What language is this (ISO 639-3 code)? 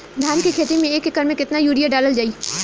bho